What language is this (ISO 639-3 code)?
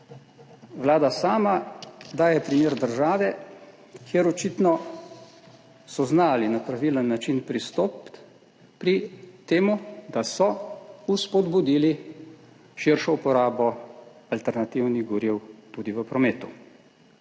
slv